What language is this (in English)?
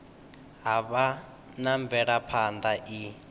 Venda